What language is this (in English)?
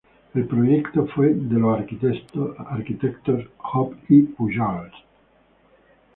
Spanish